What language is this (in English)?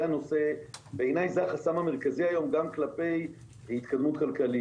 Hebrew